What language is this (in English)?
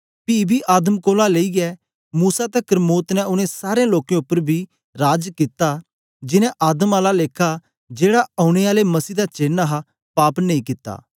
Dogri